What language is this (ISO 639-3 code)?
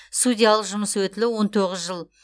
kaz